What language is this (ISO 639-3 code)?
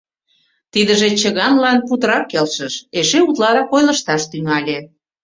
chm